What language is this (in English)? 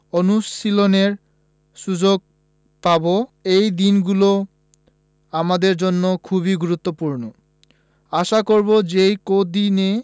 Bangla